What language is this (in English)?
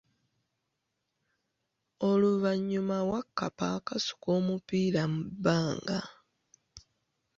Ganda